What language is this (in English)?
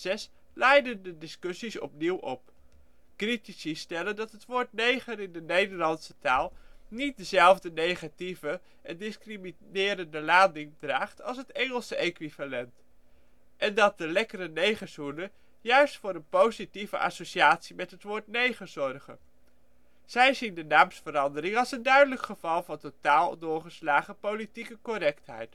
Dutch